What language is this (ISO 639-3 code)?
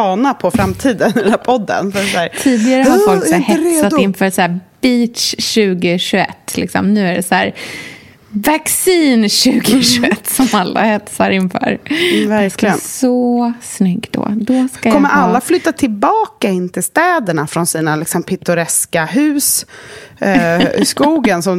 swe